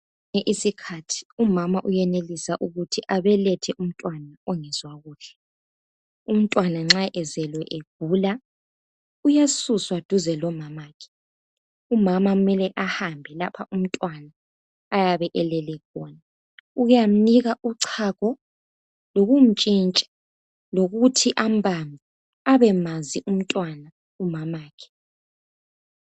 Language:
North Ndebele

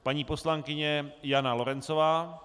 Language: Czech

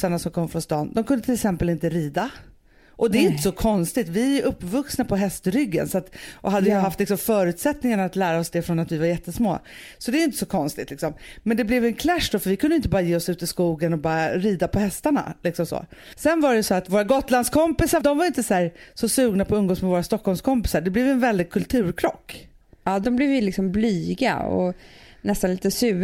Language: Swedish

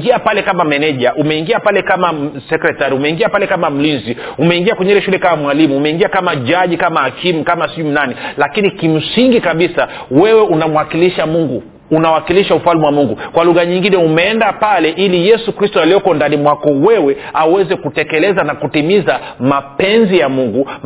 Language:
Swahili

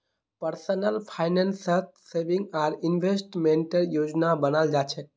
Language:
Magahi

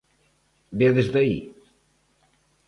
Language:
Galician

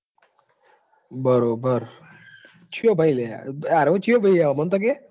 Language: Gujarati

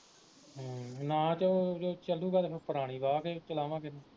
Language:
Punjabi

